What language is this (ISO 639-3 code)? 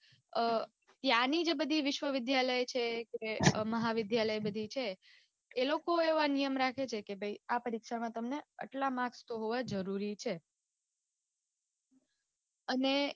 guj